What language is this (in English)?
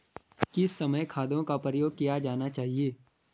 Hindi